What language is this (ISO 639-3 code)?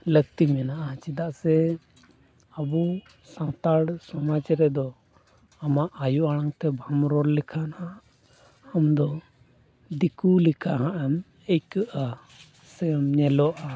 sat